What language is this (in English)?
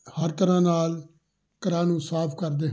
Punjabi